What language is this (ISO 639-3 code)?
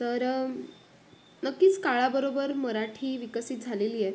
mar